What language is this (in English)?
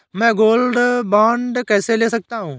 Hindi